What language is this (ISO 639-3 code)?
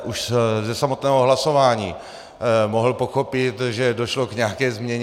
ces